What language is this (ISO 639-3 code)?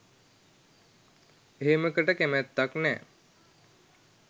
sin